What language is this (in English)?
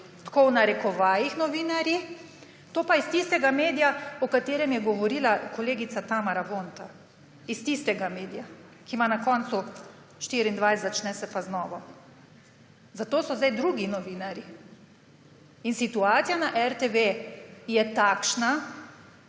Slovenian